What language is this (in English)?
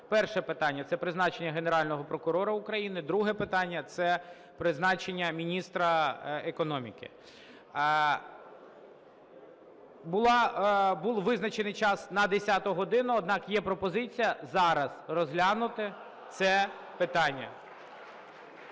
Ukrainian